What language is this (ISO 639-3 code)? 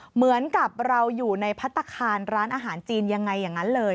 tha